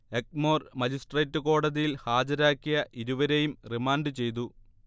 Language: Malayalam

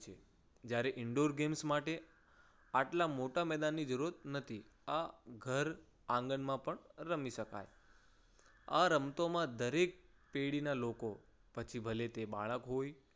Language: Gujarati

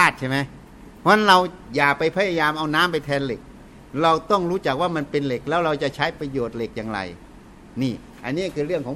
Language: Thai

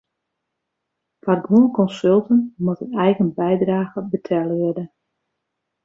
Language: Western Frisian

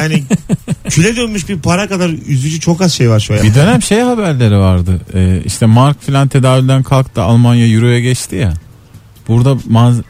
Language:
Turkish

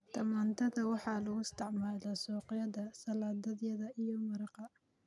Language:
Somali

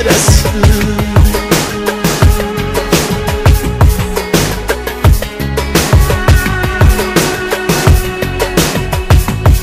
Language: Turkish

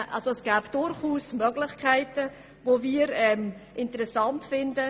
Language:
Swiss German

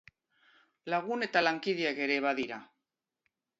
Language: Basque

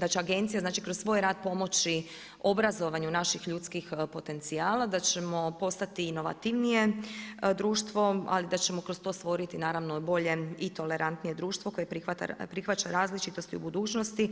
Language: Croatian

